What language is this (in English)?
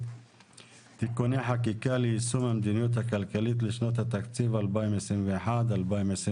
Hebrew